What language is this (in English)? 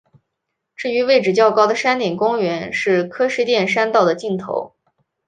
Chinese